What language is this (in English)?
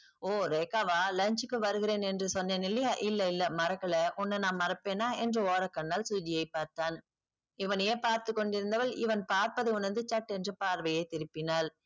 Tamil